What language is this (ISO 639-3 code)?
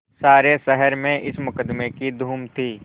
hin